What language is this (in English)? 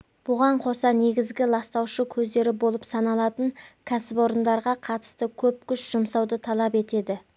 Kazakh